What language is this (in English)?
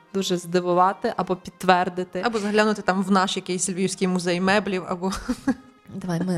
Ukrainian